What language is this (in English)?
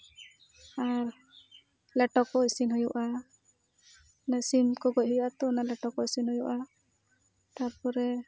Santali